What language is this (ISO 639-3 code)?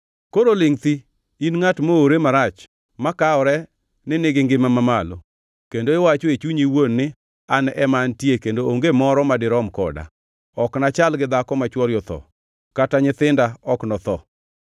luo